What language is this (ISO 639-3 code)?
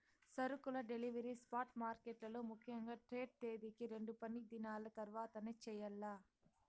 tel